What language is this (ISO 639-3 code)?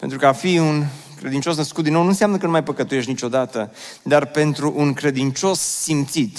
ron